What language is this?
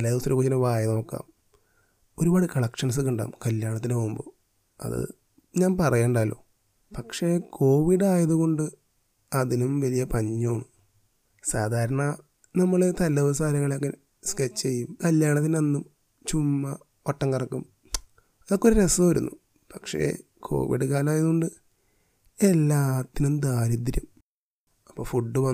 Malayalam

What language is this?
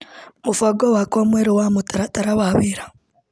Kikuyu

